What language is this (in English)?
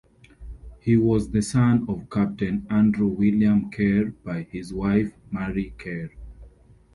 English